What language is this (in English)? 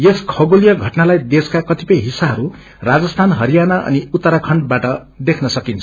Nepali